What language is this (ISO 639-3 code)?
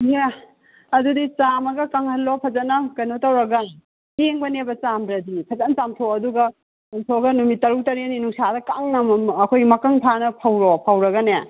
mni